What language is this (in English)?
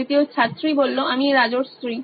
Bangla